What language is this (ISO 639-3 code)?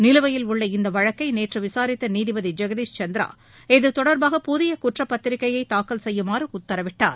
tam